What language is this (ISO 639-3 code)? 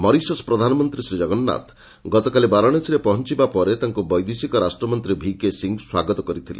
ori